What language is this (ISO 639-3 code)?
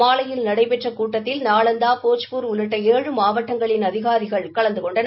tam